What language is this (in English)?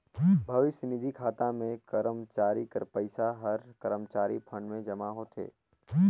Chhattisgarhi